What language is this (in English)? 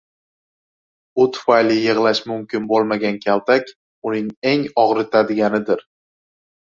Uzbek